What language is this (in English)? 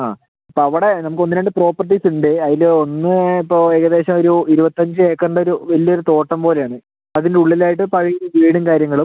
Malayalam